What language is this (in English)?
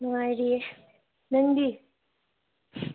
Manipuri